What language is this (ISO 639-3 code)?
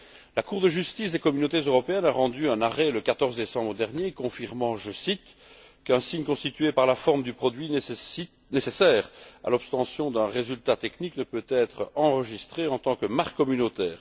fra